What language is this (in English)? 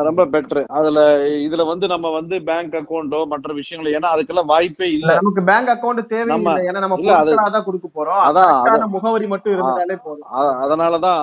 Tamil